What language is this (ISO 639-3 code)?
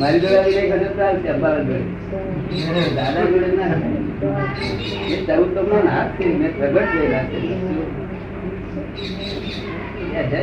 guj